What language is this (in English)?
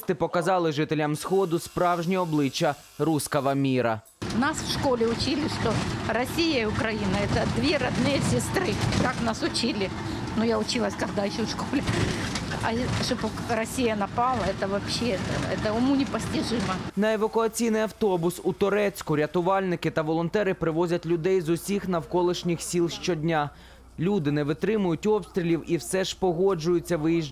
Ukrainian